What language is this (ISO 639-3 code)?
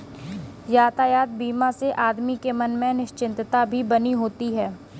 hin